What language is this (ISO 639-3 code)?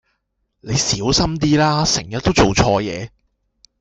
yue